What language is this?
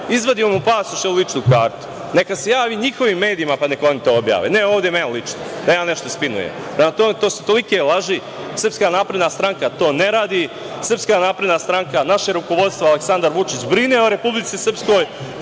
Serbian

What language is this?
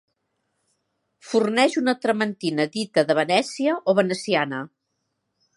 Catalan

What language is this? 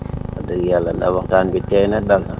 Wolof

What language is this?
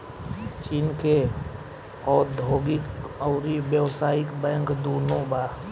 Bhojpuri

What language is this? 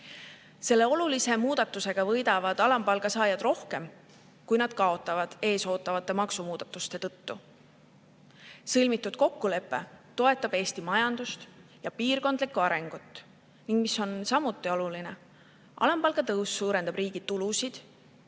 Estonian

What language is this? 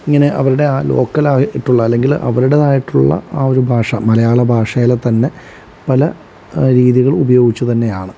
Malayalam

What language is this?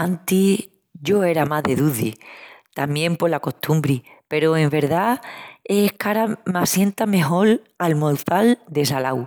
Extremaduran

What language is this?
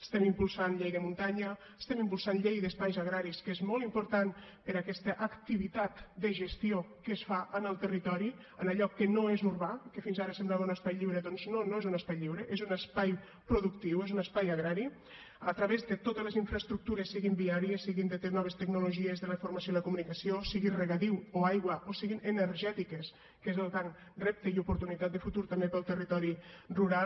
Catalan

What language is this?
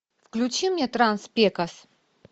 Russian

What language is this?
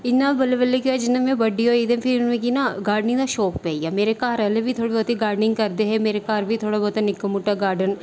Dogri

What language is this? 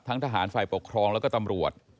Thai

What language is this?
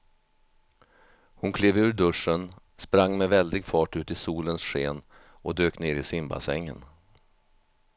Swedish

